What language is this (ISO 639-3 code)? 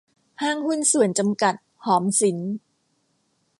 tha